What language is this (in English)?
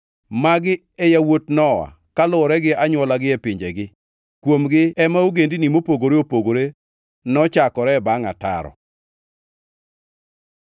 Luo (Kenya and Tanzania)